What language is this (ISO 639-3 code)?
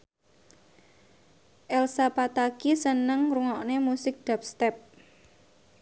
jav